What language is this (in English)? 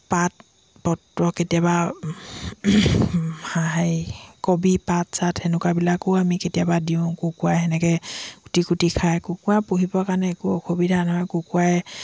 Assamese